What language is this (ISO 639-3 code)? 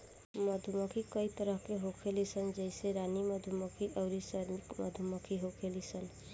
bho